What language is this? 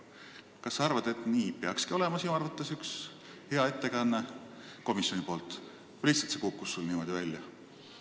Estonian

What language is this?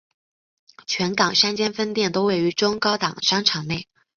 Chinese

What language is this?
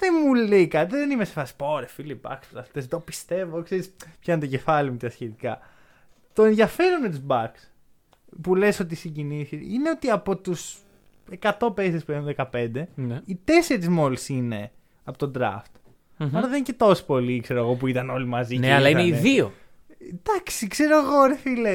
Greek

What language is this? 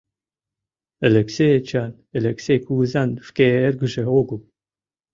Mari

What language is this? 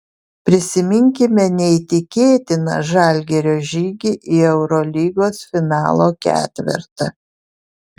Lithuanian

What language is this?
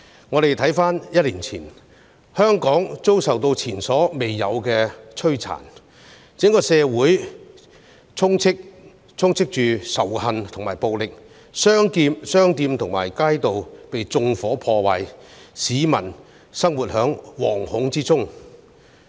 Cantonese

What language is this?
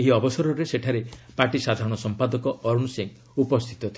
Odia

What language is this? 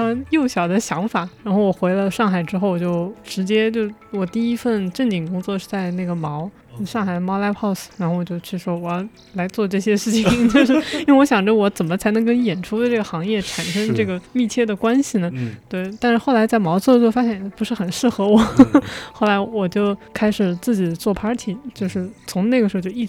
Chinese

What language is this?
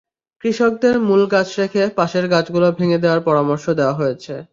Bangla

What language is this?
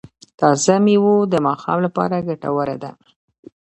Pashto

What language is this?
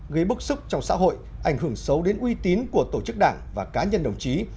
Vietnamese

